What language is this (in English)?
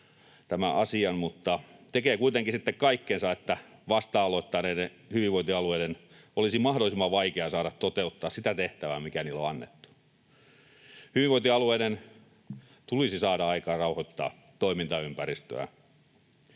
Finnish